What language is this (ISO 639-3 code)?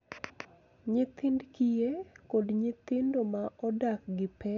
luo